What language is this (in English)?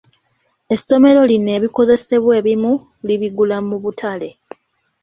Ganda